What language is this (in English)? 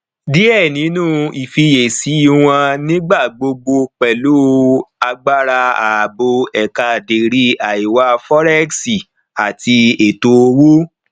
Yoruba